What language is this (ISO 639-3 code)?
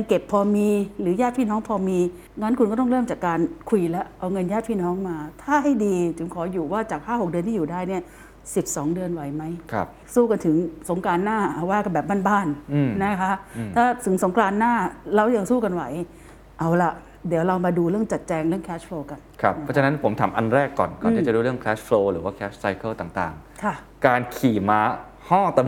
tha